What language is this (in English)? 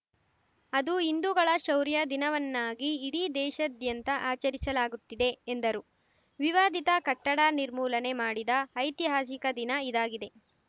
Kannada